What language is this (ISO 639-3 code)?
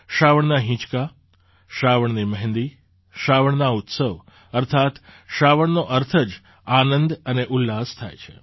guj